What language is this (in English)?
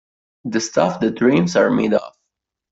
Italian